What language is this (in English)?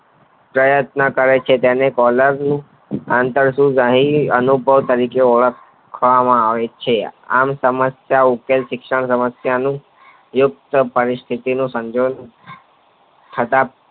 Gujarati